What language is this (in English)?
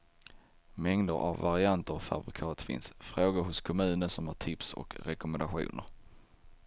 Swedish